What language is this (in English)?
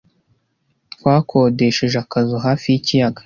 Kinyarwanda